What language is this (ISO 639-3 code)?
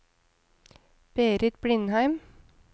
nor